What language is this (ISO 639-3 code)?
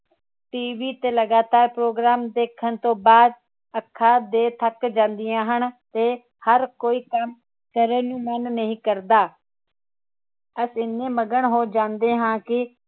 pan